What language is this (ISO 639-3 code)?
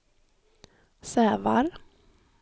swe